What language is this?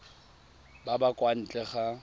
Tswana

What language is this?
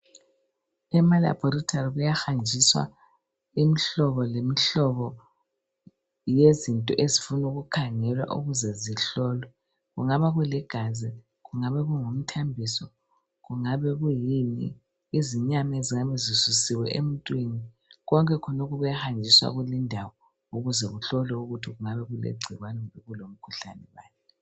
North Ndebele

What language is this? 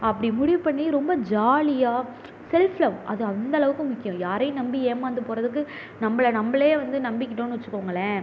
Tamil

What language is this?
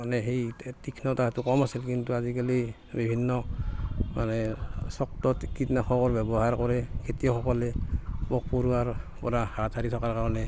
Assamese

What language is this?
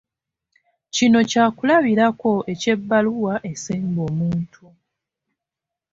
Ganda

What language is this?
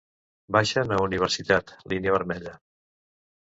Catalan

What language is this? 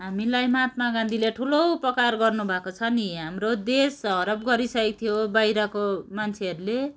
Nepali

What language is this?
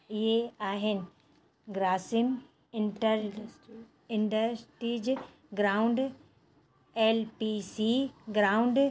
Sindhi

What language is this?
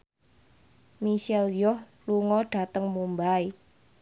Javanese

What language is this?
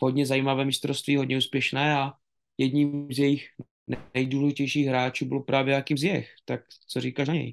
Czech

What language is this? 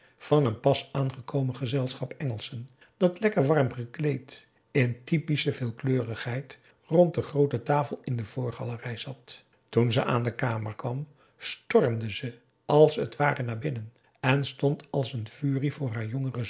Dutch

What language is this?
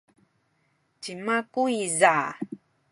Sakizaya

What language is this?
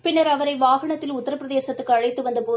Tamil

